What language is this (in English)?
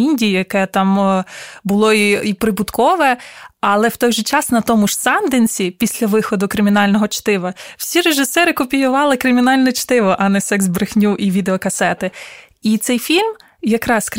Ukrainian